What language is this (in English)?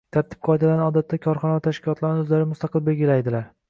Uzbek